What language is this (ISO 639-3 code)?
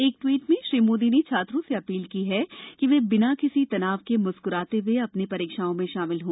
hin